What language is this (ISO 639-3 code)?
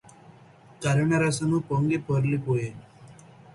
tel